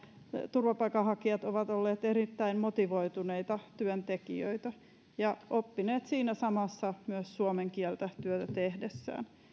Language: Finnish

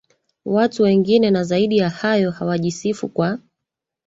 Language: Swahili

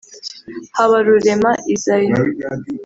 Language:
Kinyarwanda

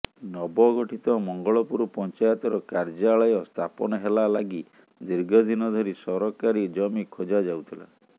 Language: Odia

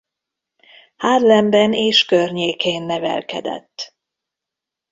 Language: Hungarian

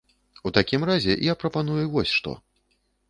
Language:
Belarusian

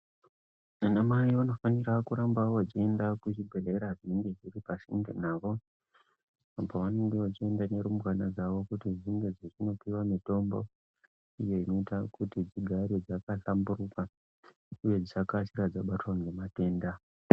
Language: Ndau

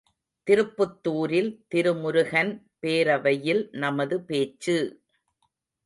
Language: Tamil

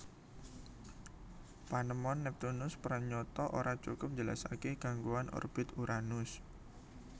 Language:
Javanese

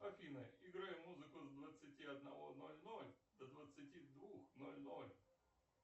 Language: Russian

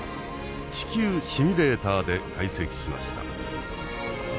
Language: Japanese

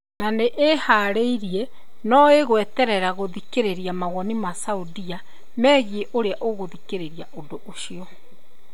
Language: Kikuyu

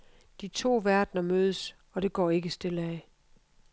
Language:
Danish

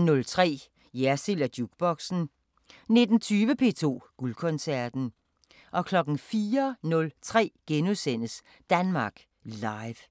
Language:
Danish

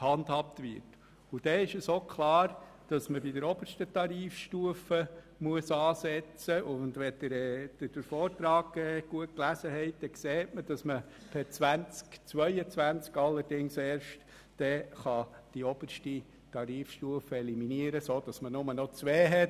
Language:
Swiss German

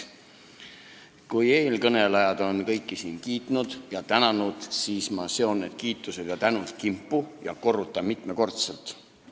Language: Estonian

